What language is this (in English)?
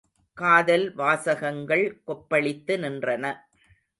Tamil